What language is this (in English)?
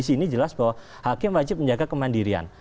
Indonesian